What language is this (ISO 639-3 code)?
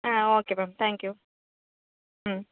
tam